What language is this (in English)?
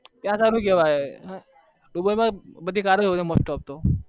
Gujarati